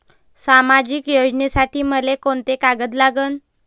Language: Marathi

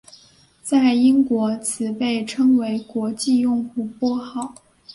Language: Chinese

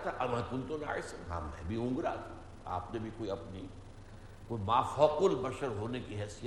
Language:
Urdu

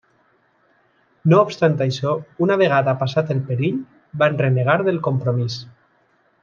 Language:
Catalan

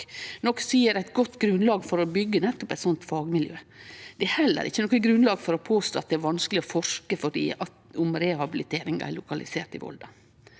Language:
Norwegian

